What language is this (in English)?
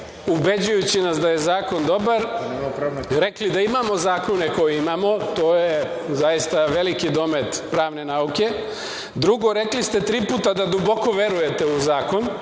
Serbian